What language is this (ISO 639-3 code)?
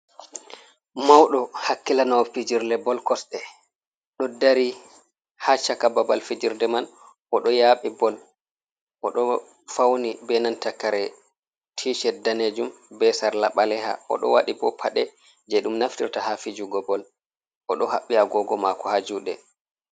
ful